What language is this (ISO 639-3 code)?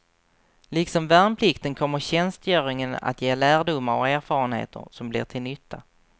swe